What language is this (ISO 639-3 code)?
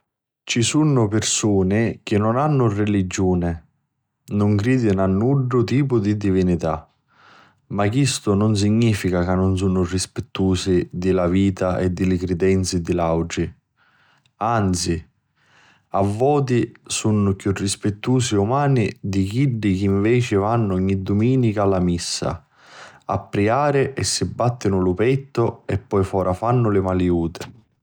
scn